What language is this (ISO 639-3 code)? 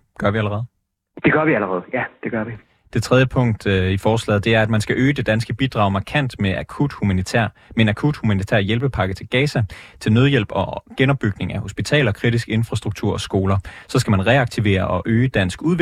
dan